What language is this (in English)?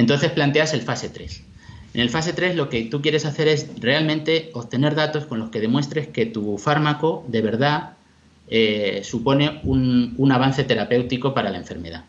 Spanish